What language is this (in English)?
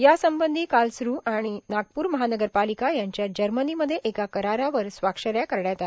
Marathi